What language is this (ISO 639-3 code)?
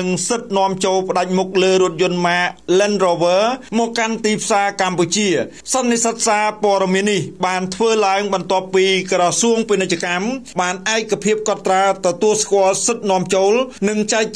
tha